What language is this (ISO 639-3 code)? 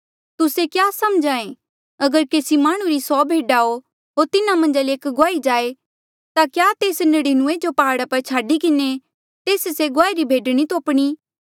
mjl